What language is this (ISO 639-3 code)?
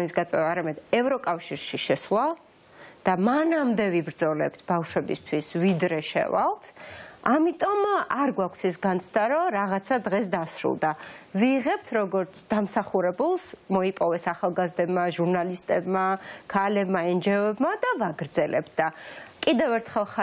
ron